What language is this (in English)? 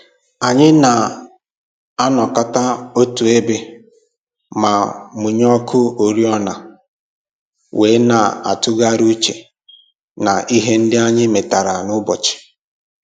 Igbo